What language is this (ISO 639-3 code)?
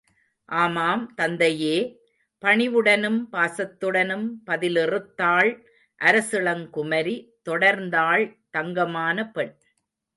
tam